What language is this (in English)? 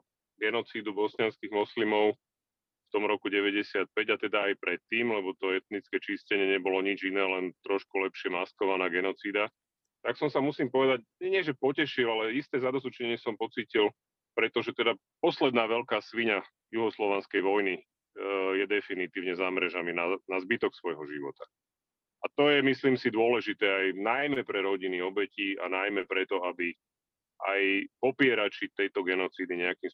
Slovak